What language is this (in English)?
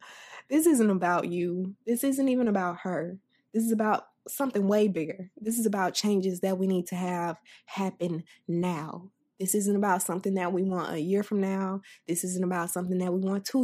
English